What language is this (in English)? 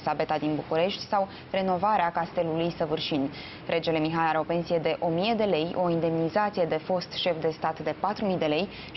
Romanian